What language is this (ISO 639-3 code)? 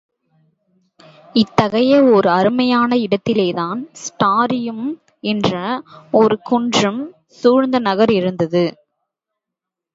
tam